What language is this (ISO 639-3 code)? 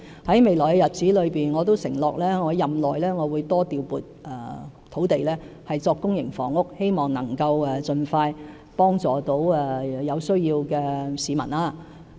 yue